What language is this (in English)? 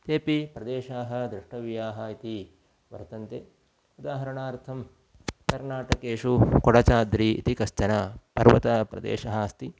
Sanskrit